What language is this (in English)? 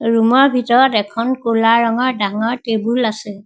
Assamese